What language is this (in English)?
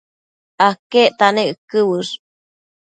Matsés